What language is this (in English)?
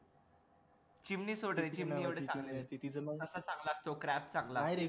Marathi